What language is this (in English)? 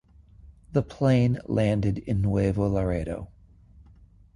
English